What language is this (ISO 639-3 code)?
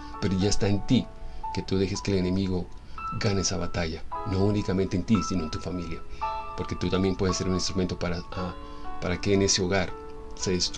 spa